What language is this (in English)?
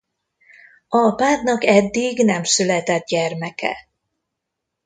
Hungarian